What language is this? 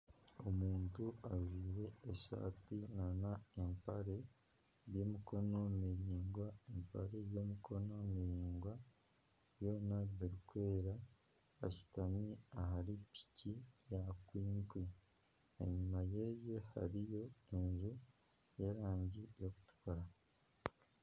Nyankole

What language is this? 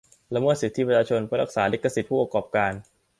Thai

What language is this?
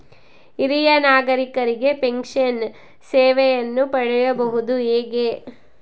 Kannada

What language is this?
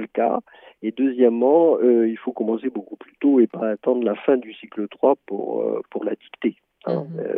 French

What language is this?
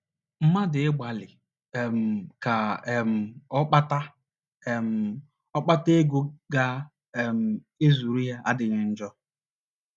Igbo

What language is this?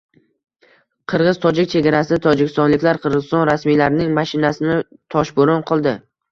Uzbek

